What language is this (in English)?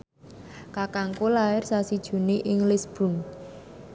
Javanese